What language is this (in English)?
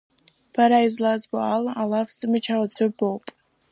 Abkhazian